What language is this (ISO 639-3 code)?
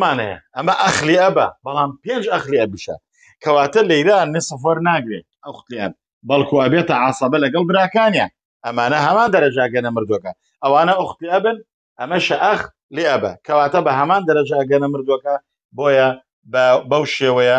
ara